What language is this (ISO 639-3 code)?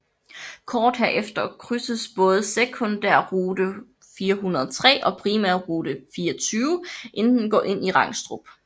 dan